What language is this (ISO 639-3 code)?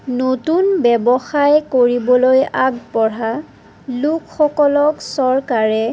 asm